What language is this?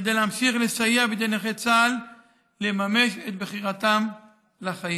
Hebrew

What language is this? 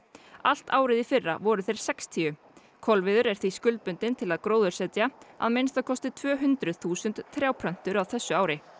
Icelandic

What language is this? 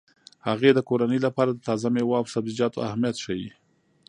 Pashto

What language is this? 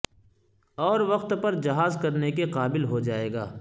Urdu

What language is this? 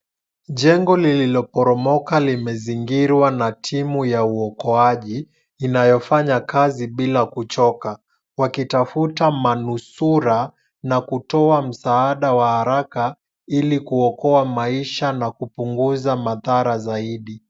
Swahili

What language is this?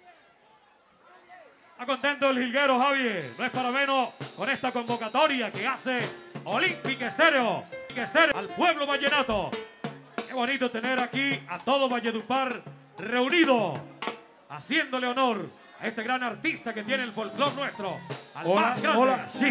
Spanish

